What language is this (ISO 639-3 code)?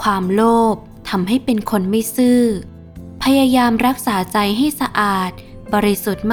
tha